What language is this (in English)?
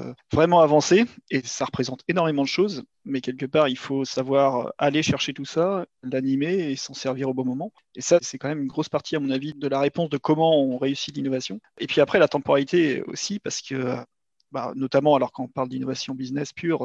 French